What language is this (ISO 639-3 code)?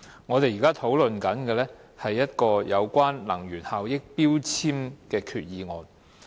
yue